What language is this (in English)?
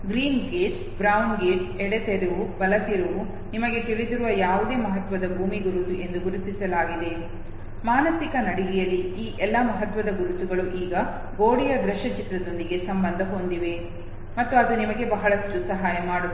Kannada